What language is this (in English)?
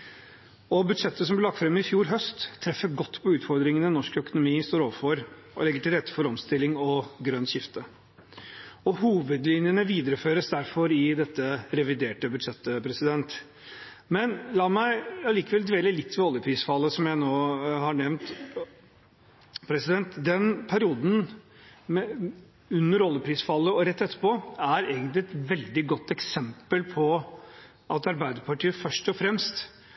Norwegian Bokmål